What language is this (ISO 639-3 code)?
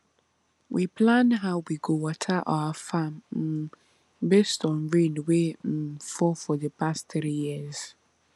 pcm